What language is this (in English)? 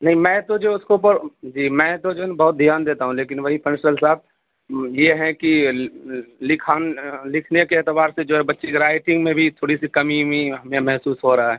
Urdu